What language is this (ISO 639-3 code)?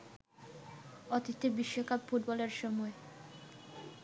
ben